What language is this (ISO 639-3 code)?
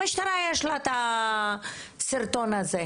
heb